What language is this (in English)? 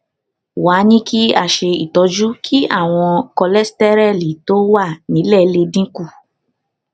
Yoruba